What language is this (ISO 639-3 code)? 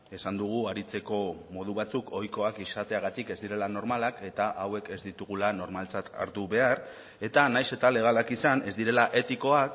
eus